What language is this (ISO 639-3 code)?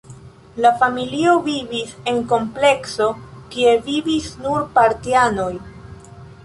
epo